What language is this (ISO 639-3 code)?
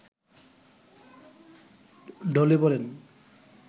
ben